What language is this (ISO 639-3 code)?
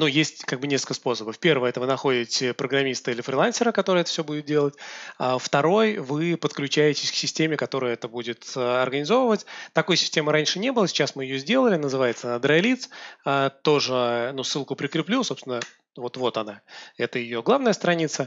rus